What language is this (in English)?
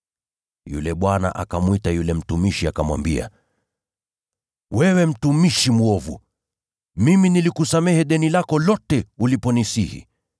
Swahili